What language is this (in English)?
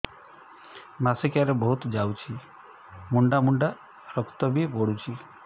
Odia